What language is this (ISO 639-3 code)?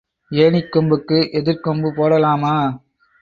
tam